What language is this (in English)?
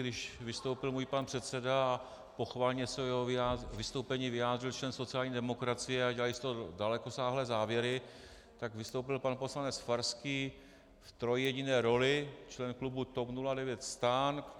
Czech